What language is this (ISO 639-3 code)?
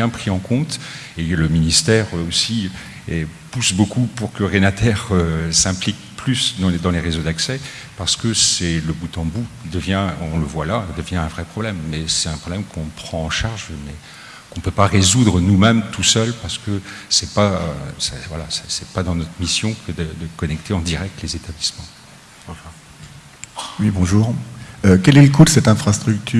fra